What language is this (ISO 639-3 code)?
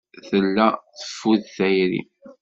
kab